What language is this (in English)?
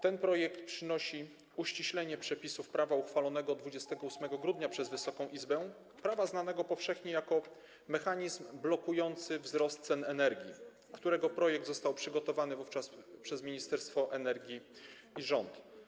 Polish